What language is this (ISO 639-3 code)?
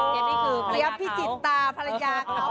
tha